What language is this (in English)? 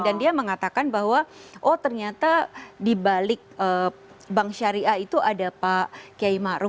Indonesian